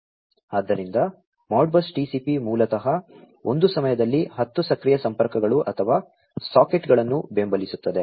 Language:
Kannada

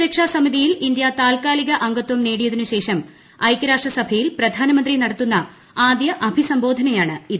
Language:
Malayalam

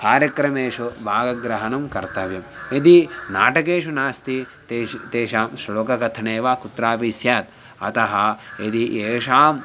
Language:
Sanskrit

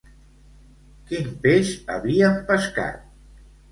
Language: Catalan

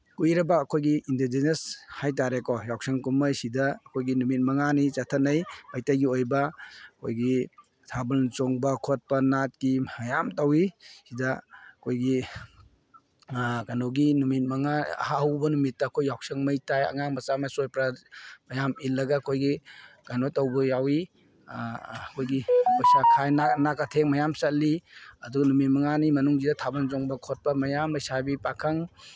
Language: Manipuri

